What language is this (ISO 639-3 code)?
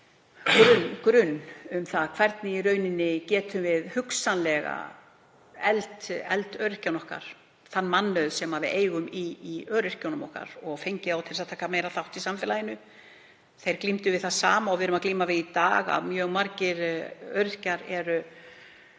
isl